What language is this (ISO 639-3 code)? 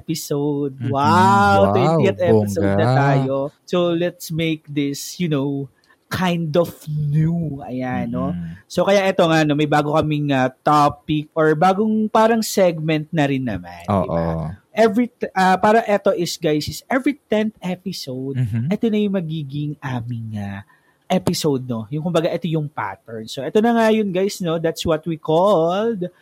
fil